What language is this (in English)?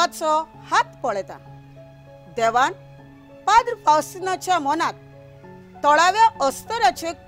Hindi